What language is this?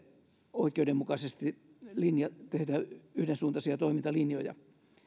Finnish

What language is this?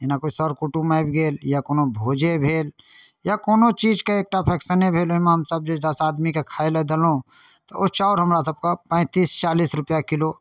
Maithili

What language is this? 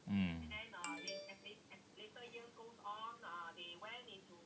English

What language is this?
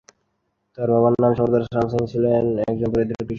Bangla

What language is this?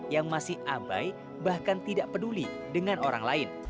Indonesian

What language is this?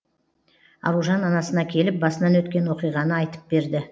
Kazakh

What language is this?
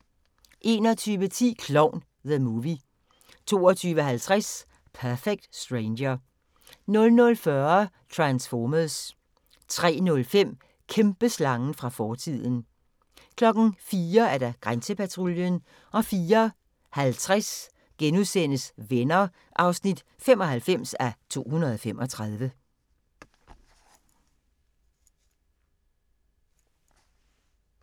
Danish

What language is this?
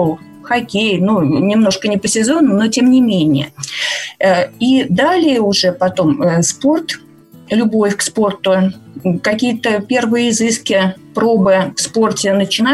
Russian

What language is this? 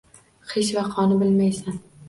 Uzbek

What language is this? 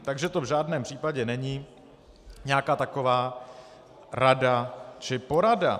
Czech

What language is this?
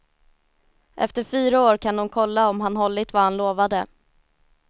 Swedish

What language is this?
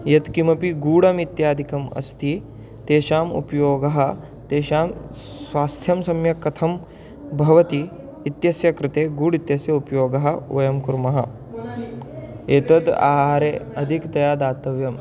Sanskrit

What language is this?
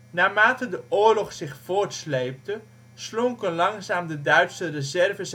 Dutch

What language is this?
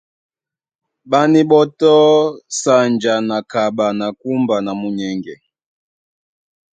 Duala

